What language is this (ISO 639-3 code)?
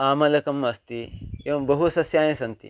san